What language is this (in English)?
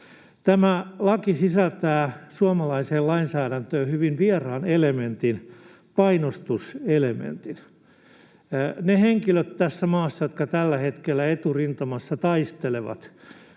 Finnish